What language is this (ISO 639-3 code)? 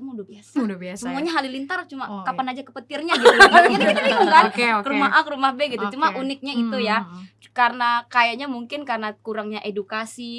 ind